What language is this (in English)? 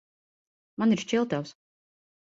Latvian